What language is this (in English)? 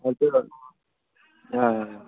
Kashmiri